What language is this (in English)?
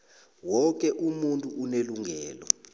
South Ndebele